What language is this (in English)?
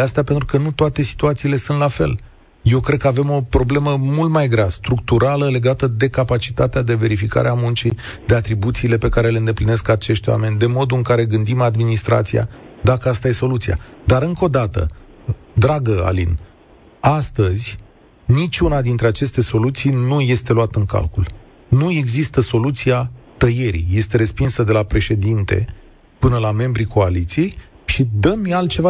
Romanian